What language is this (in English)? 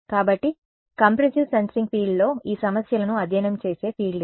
Telugu